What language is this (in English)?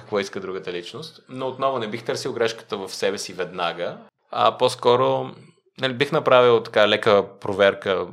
Bulgarian